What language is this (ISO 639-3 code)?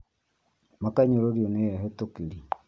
kik